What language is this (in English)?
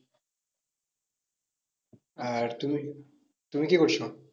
Bangla